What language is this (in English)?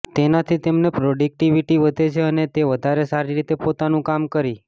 Gujarati